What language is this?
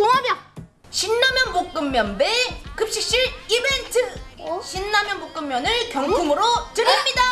Korean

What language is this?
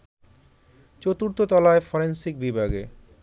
Bangla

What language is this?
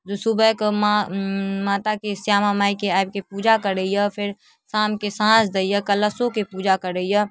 Maithili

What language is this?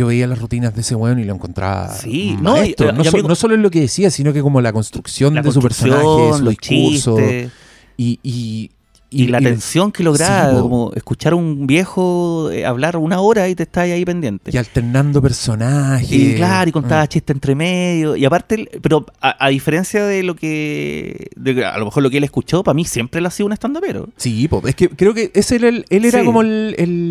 Spanish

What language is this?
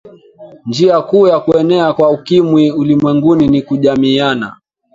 Swahili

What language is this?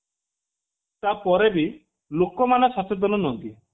Odia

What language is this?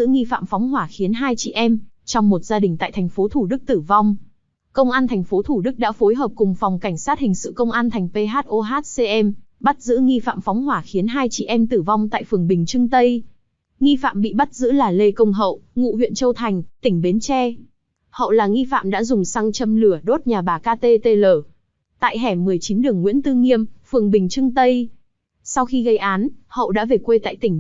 Vietnamese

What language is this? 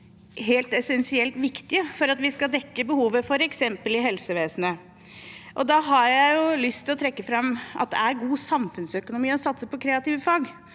Norwegian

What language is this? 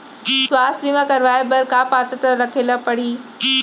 Chhattisgarhi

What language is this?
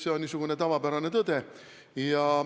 Estonian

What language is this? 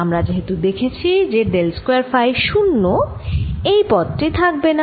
Bangla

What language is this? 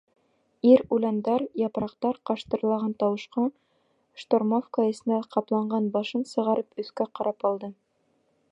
Bashkir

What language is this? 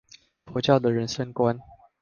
Chinese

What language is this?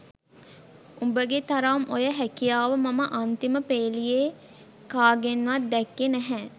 Sinhala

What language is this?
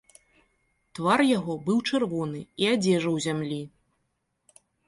Belarusian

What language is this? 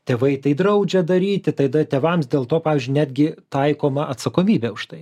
Lithuanian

